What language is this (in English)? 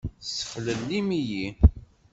Kabyle